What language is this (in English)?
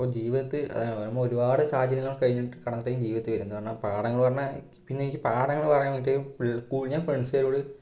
Malayalam